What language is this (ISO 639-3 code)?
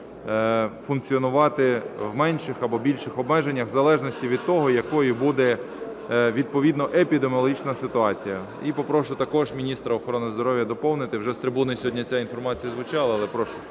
ukr